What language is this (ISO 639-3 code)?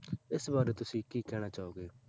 pan